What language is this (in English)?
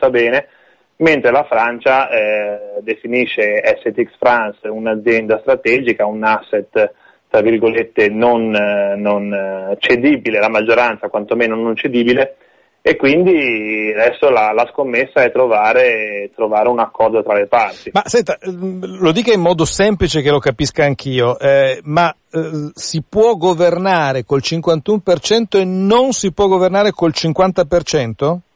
Italian